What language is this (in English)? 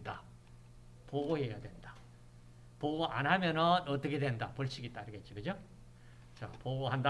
Korean